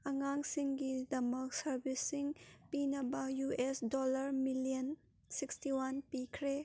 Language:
Manipuri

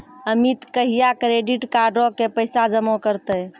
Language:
Maithili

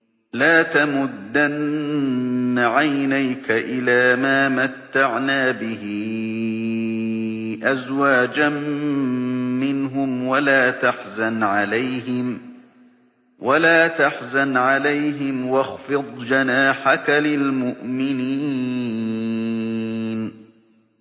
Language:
Arabic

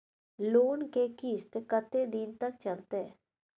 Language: Maithili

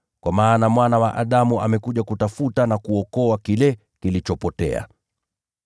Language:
Swahili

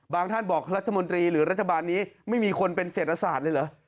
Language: Thai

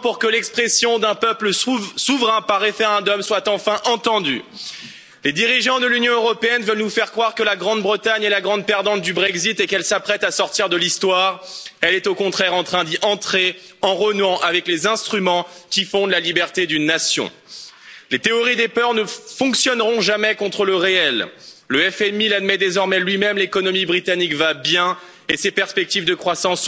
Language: French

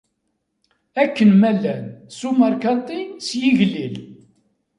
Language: Kabyle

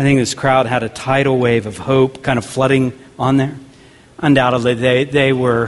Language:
English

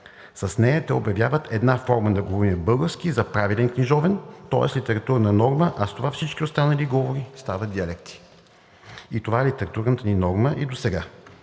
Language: Bulgarian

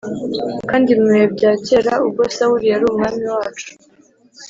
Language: Kinyarwanda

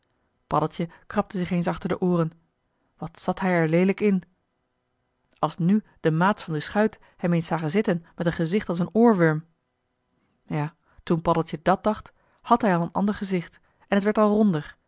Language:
Dutch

